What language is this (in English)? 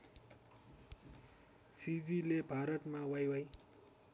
Nepali